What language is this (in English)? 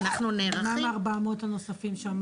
Hebrew